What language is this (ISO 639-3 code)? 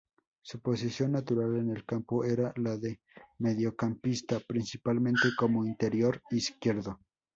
spa